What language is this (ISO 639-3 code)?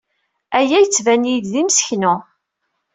kab